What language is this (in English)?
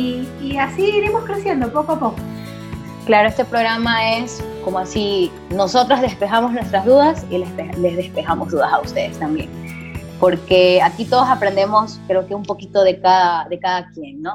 Spanish